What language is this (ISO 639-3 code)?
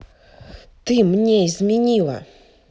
rus